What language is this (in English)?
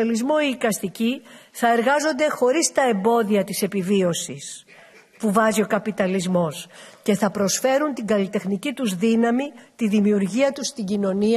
Greek